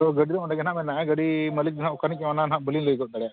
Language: Santali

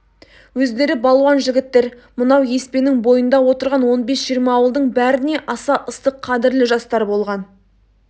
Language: Kazakh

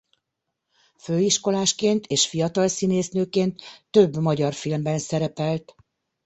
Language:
Hungarian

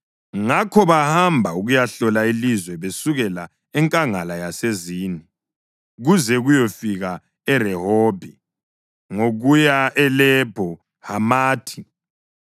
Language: North Ndebele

